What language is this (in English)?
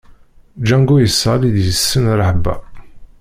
Kabyle